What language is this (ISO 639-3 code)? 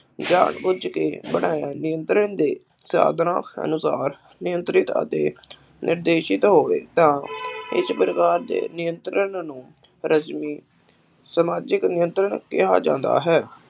pan